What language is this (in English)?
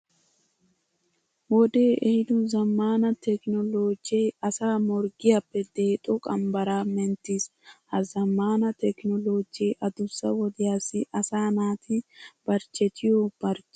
Wolaytta